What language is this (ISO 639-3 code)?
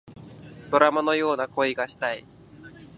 jpn